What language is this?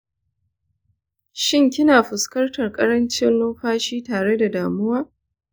Hausa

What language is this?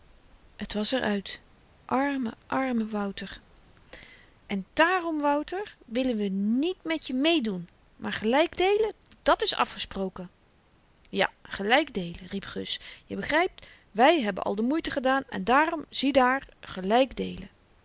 Dutch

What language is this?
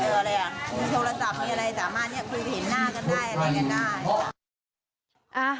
Thai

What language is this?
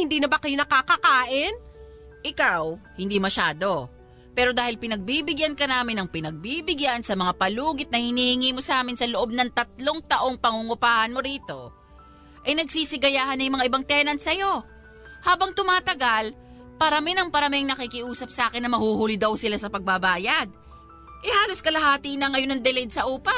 Filipino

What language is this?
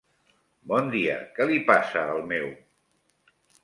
Catalan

